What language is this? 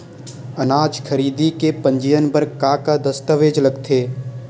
Chhattisgarhi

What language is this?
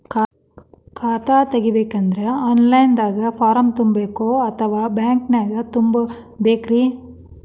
Kannada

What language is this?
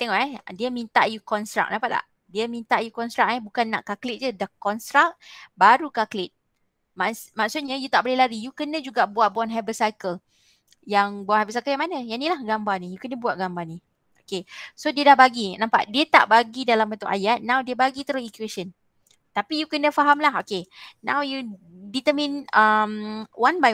Malay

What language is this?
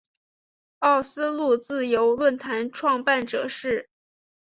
Chinese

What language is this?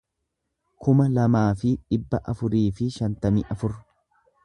Oromo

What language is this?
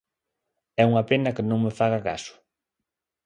Galician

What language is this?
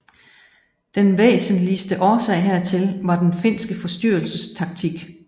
Danish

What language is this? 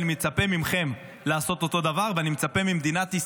Hebrew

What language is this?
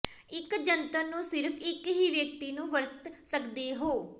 Punjabi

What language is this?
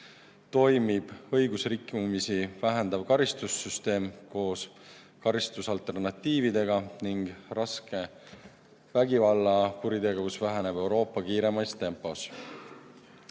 Estonian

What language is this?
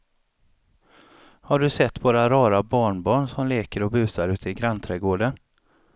Swedish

